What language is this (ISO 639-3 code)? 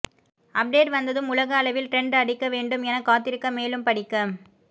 tam